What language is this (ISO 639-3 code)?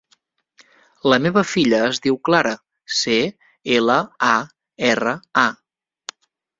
cat